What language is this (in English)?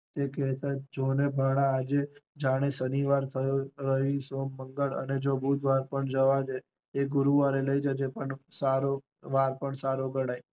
Gujarati